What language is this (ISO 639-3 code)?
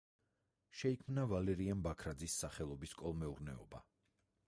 kat